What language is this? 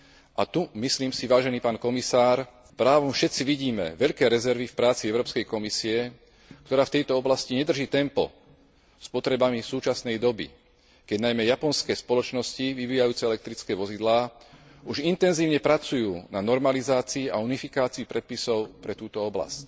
Slovak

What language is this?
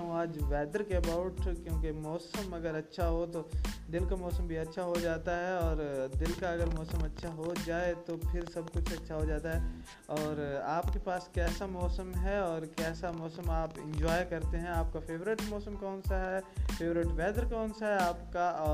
Urdu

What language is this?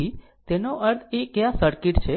Gujarati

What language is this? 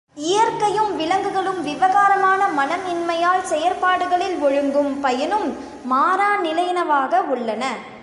Tamil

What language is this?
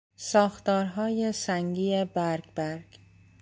Persian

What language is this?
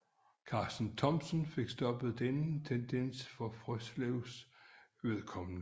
Danish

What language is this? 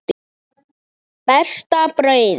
Icelandic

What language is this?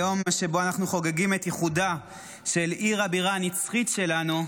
Hebrew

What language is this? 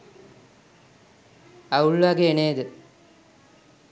Sinhala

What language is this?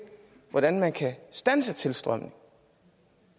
Danish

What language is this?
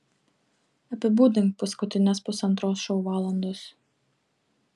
Lithuanian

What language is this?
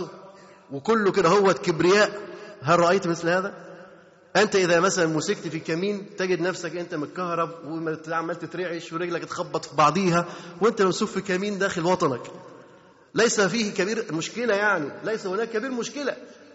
Arabic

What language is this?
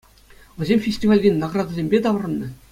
Chuvash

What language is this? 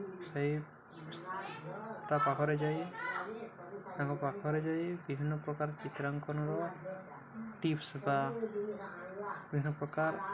Odia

